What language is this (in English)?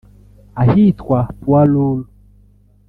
Kinyarwanda